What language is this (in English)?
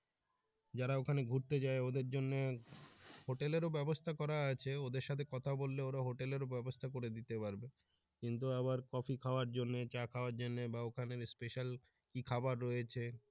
Bangla